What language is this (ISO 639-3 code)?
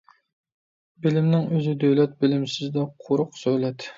uig